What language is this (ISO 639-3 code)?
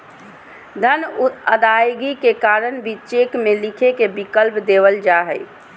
mag